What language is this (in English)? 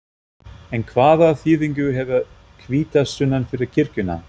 Icelandic